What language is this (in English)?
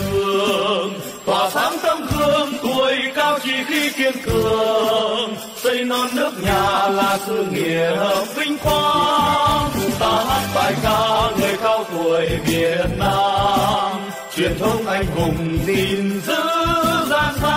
Vietnamese